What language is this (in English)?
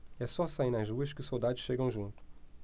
Portuguese